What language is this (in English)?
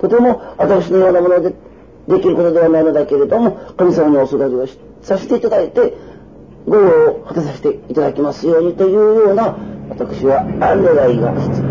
Japanese